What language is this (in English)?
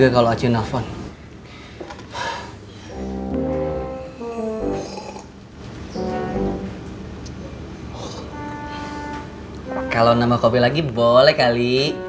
Indonesian